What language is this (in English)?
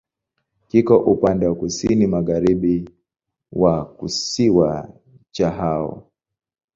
Swahili